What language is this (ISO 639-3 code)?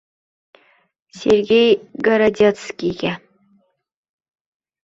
uzb